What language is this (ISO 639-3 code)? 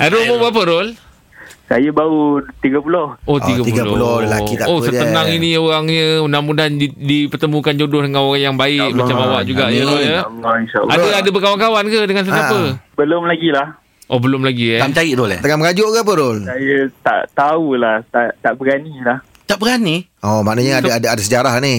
msa